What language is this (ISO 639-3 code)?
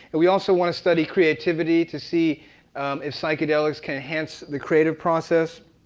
eng